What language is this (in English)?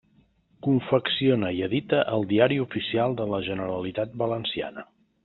Catalan